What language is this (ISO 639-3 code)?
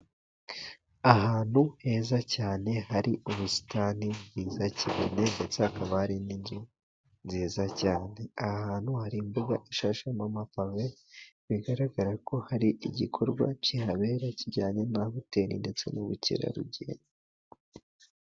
kin